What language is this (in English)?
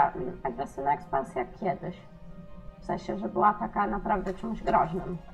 Polish